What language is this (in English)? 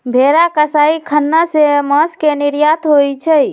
Magahi